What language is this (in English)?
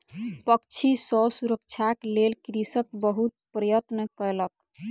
Maithili